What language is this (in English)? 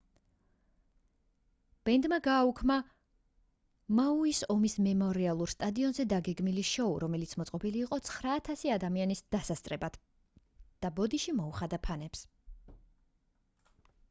Georgian